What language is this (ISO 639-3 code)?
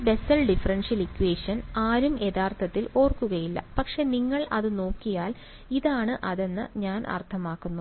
mal